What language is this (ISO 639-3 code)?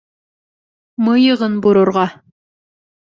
bak